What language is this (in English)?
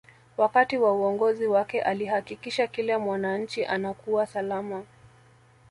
Swahili